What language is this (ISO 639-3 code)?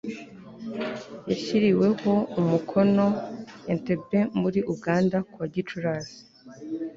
kin